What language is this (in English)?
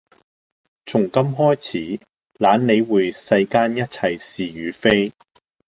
Cantonese